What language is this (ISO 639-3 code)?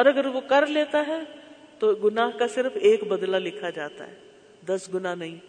urd